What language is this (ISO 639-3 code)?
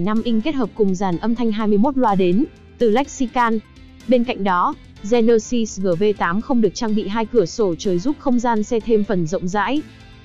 vie